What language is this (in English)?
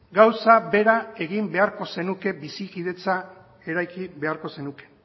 Basque